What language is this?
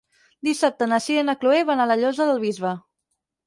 Catalan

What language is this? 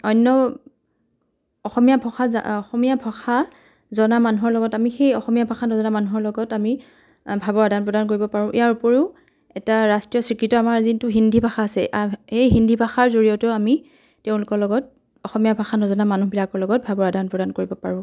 Assamese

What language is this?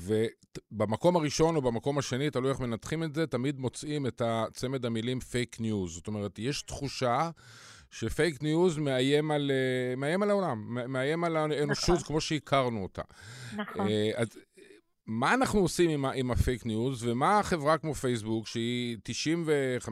Hebrew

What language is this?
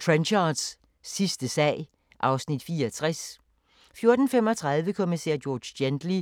Danish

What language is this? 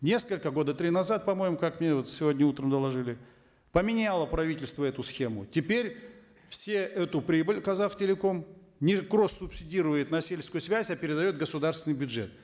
Kazakh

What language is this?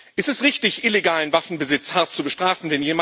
German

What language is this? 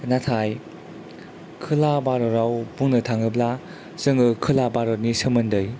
Bodo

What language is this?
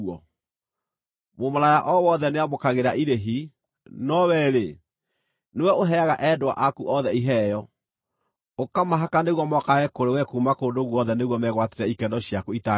Kikuyu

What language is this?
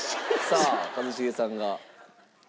Japanese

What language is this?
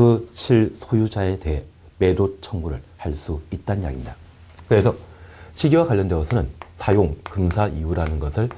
Korean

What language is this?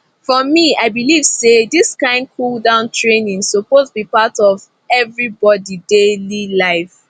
Nigerian Pidgin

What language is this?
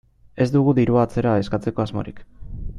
Basque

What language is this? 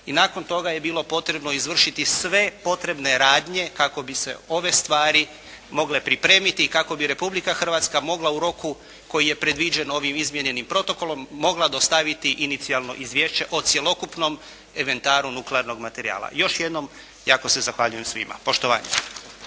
Croatian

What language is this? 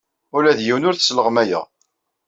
Kabyle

